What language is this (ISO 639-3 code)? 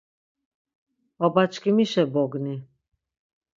lzz